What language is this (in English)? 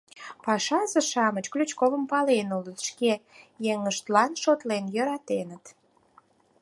Mari